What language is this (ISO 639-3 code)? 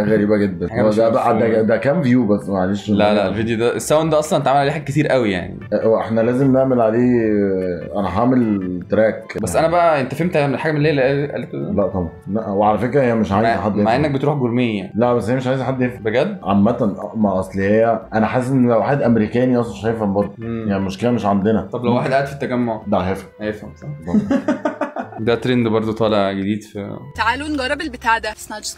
ara